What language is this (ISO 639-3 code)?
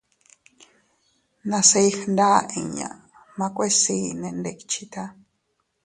cut